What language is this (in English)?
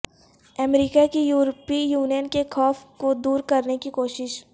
Urdu